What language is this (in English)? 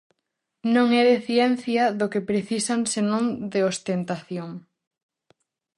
Galician